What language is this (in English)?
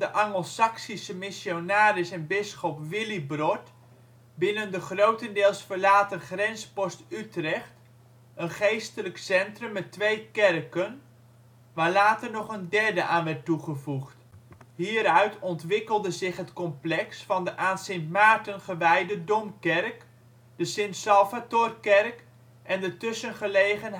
Dutch